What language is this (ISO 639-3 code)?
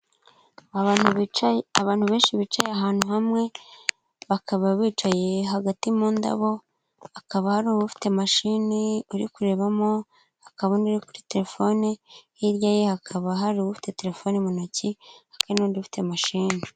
kin